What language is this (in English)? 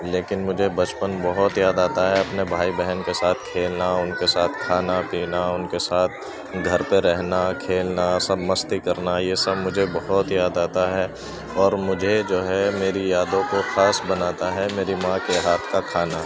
Urdu